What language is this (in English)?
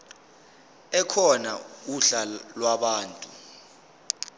Zulu